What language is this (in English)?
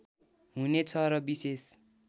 Nepali